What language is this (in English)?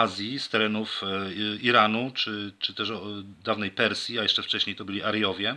Polish